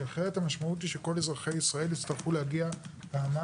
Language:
Hebrew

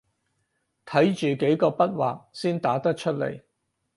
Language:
Cantonese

